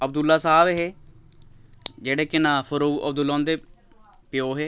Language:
Dogri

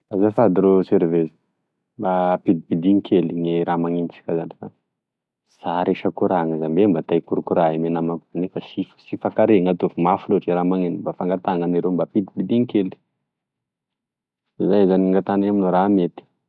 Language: Tesaka Malagasy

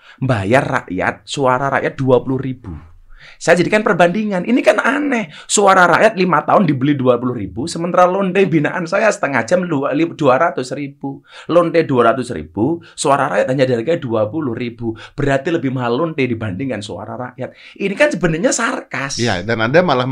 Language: Indonesian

